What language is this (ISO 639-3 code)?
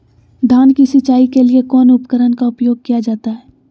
mag